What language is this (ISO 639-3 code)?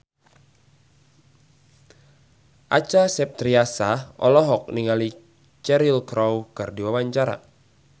sun